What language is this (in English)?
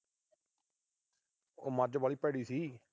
Punjabi